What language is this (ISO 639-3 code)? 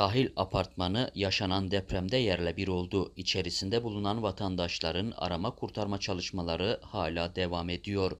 tur